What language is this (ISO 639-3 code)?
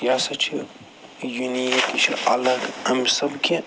kas